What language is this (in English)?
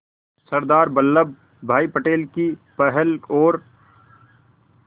Hindi